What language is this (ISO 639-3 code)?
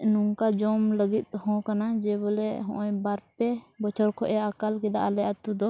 sat